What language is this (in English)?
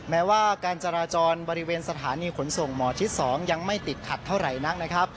Thai